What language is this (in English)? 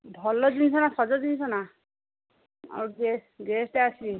Odia